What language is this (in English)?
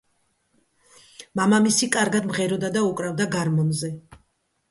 Georgian